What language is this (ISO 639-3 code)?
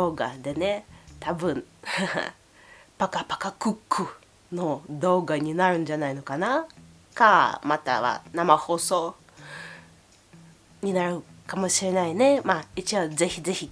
jpn